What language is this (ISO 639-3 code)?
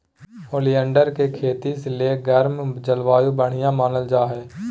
mag